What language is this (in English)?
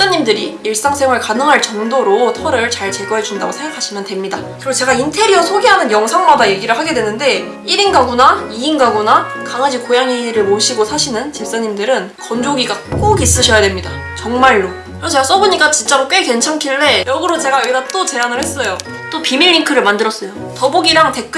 Korean